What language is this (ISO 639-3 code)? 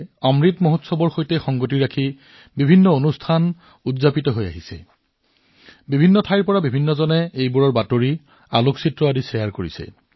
asm